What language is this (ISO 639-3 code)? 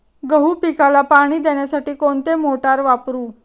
mar